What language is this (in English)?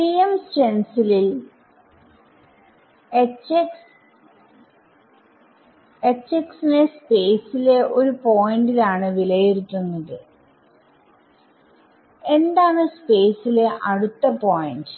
Malayalam